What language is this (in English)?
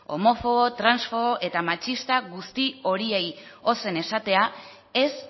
Basque